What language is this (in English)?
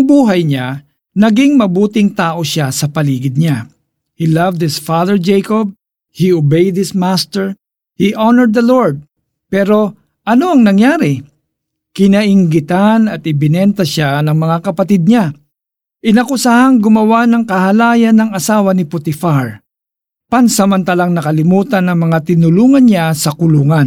Filipino